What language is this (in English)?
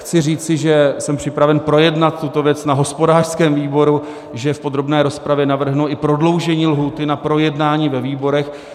Czech